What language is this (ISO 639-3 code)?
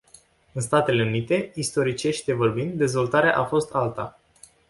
ron